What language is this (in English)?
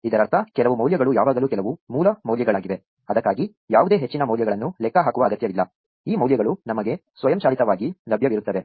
Kannada